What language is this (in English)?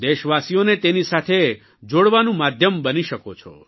Gujarati